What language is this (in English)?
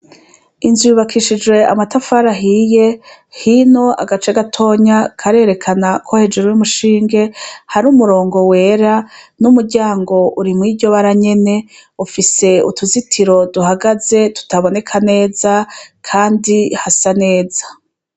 Rundi